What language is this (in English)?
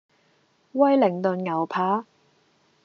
Cantonese